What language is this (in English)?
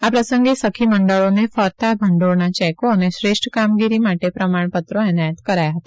Gujarati